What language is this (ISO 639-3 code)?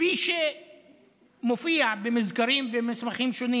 heb